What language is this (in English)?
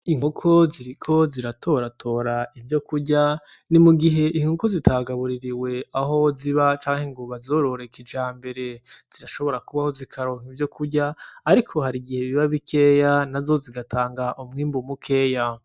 Rundi